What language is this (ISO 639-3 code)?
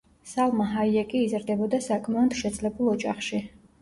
kat